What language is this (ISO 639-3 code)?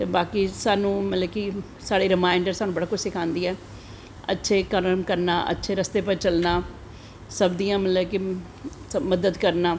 doi